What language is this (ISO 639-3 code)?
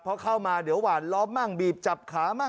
tha